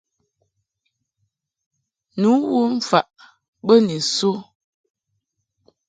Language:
Mungaka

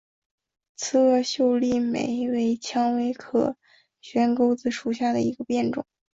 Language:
Chinese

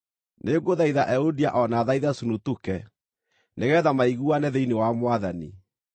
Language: Kikuyu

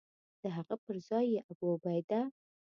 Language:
Pashto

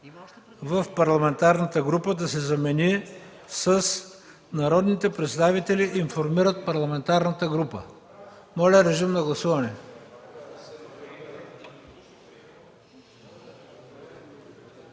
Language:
Bulgarian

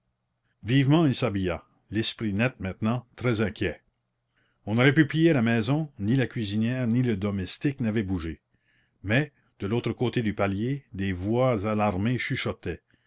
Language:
French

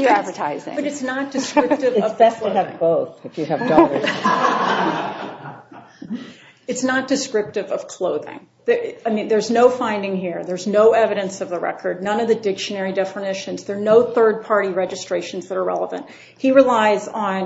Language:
English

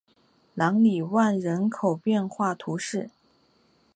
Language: Chinese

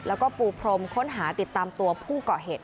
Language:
Thai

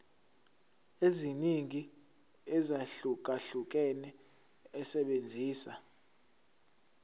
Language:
Zulu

